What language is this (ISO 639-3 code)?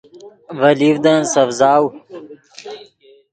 ydg